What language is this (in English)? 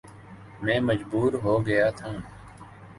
Urdu